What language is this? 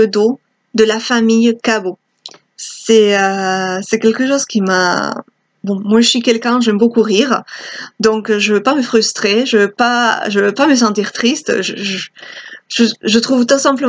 French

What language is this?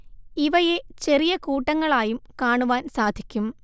Malayalam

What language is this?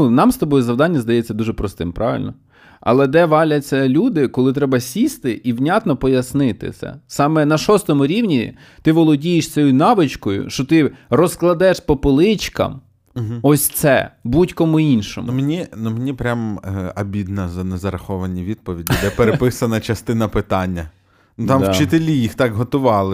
Ukrainian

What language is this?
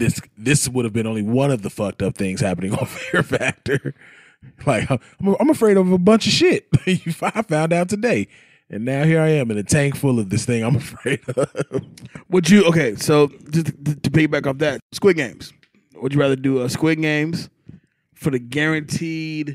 English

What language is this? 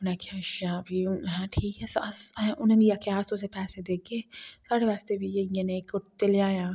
Dogri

